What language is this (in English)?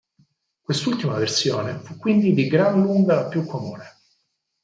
Italian